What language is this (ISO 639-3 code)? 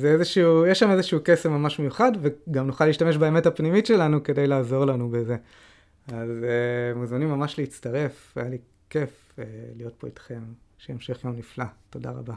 heb